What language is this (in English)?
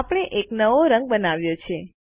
Gujarati